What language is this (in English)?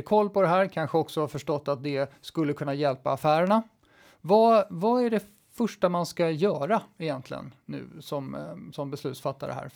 Swedish